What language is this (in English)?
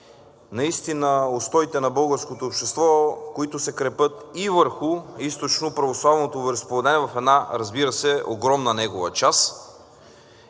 Bulgarian